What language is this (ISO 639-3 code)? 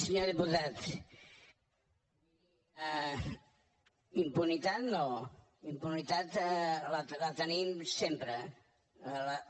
cat